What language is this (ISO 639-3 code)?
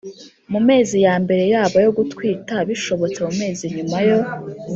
kin